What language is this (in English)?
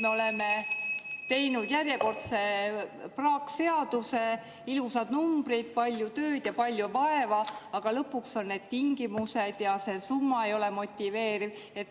Estonian